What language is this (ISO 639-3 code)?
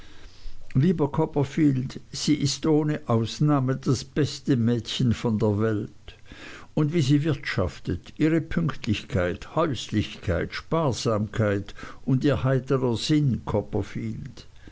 deu